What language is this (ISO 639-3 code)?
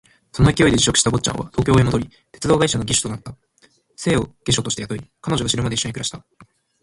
jpn